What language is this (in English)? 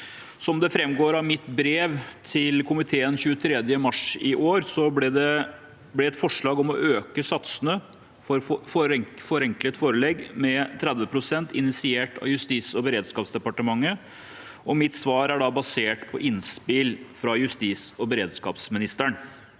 Norwegian